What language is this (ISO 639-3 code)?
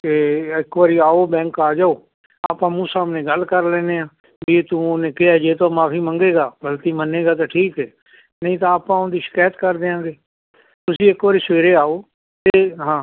pan